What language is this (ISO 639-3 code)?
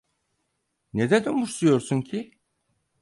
tur